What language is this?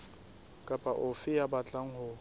Southern Sotho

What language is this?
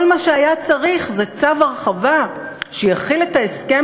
Hebrew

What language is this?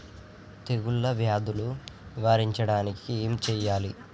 Telugu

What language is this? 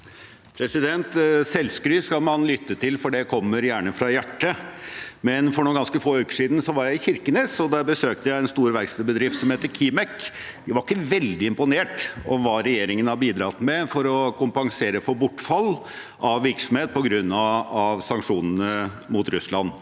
Norwegian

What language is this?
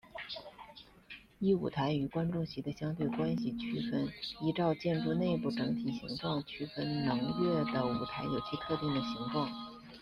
Chinese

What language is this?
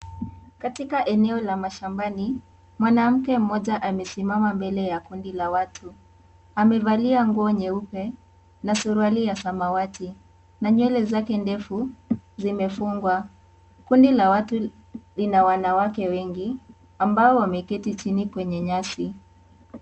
Swahili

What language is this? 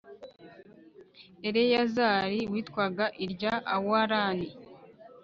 Kinyarwanda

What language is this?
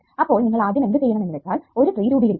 Malayalam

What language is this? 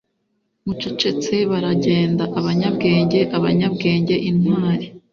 Kinyarwanda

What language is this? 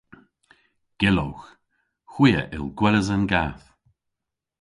Cornish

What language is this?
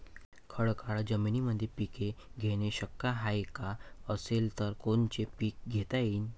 Marathi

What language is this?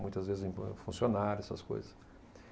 Portuguese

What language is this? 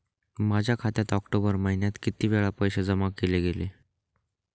Marathi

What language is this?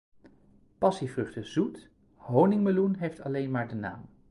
Dutch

